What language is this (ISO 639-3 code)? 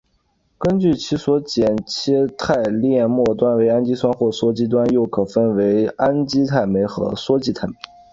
zho